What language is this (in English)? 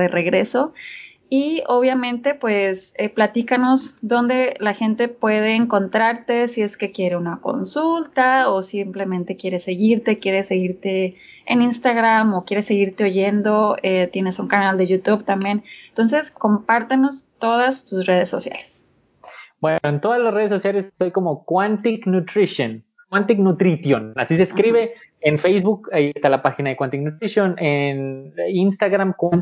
Spanish